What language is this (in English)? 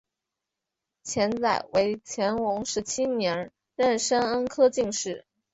Chinese